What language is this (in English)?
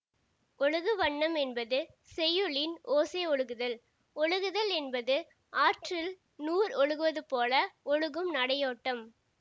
Tamil